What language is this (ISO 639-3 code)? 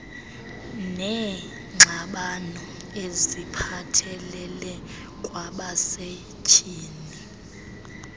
xho